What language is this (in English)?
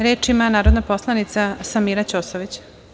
Serbian